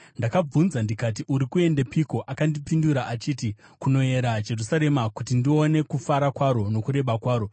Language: Shona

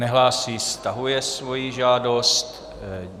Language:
Czech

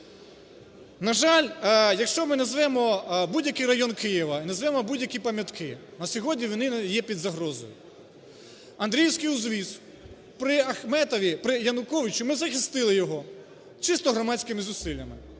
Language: Ukrainian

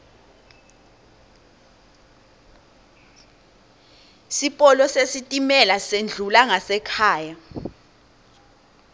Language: Swati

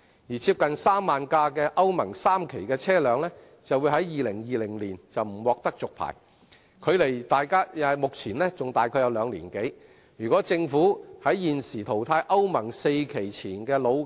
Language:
Cantonese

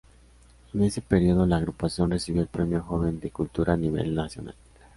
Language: Spanish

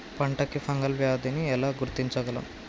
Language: Telugu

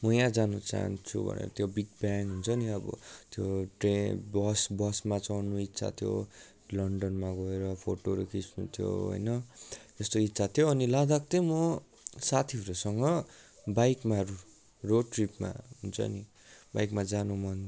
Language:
Nepali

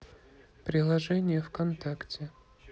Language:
Russian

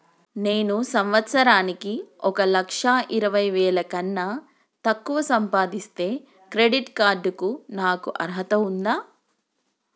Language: Telugu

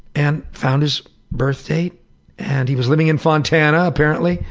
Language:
English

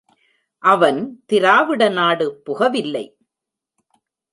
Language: Tamil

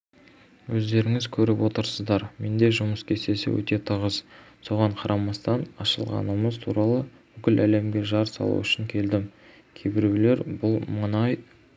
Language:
Kazakh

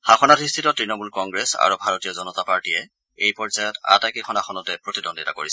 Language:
Assamese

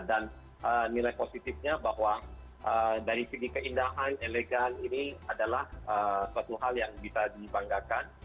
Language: Indonesian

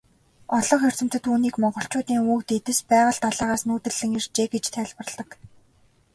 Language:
Mongolian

